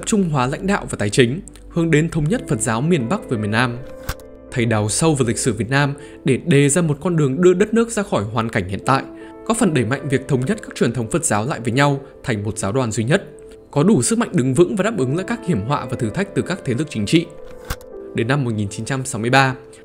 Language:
Vietnamese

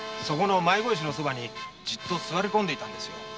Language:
Japanese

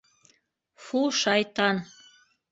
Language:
Bashkir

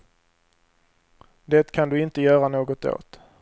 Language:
Swedish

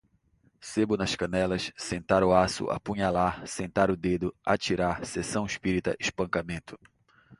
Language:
Portuguese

